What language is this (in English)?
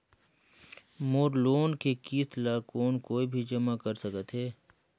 Chhattisgarhi